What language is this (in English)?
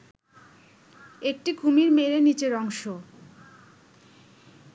Bangla